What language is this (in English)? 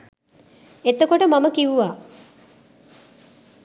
Sinhala